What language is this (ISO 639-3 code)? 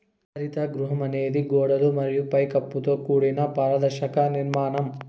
tel